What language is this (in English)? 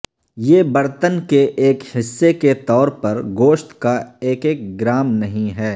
Urdu